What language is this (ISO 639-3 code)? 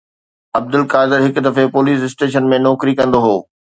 snd